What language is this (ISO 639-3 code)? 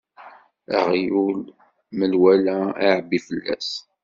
kab